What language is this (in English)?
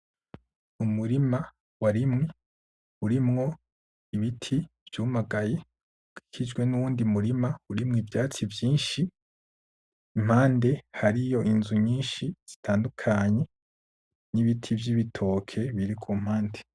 Rundi